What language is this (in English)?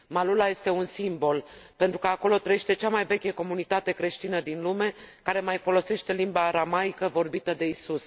Romanian